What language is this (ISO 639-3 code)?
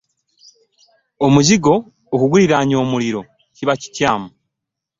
lug